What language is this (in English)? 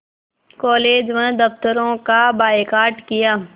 Hindi